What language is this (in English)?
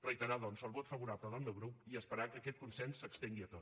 Catalan